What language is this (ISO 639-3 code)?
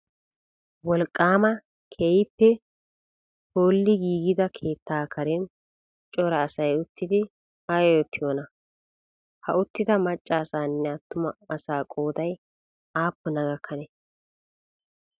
wal